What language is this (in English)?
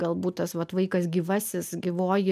Lithuanian